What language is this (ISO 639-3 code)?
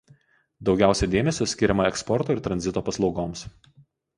lit